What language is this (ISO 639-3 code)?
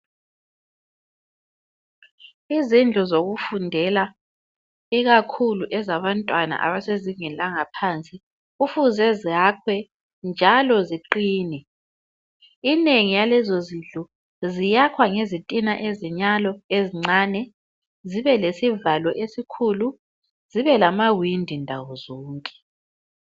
nde